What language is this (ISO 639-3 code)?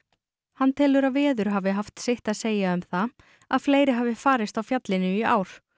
isl